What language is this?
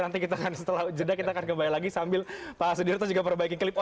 Indonesian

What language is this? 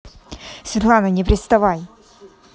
Russian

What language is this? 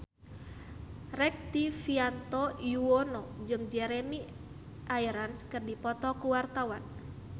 Sundanese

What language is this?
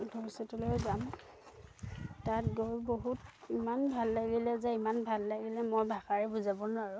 Assamese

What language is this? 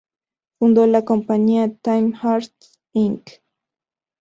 Spanish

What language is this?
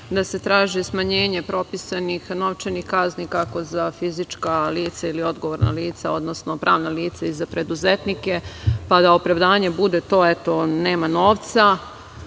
Serbian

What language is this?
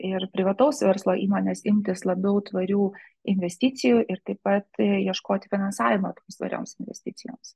Lithuanian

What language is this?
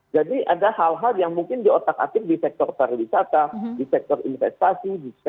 Indonesian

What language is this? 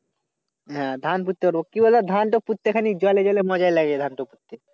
Bangla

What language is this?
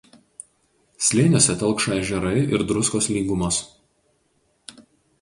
Lithuanian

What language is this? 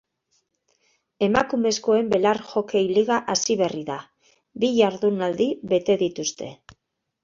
Basque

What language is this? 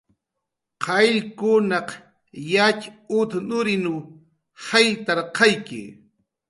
Jaqaru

